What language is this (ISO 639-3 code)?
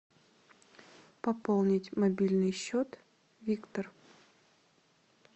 rus